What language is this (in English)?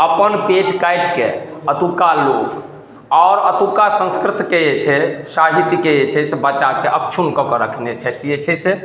Maithili